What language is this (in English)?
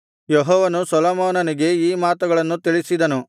Kannada